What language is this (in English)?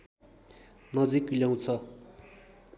Nepali